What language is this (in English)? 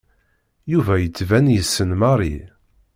Kabyle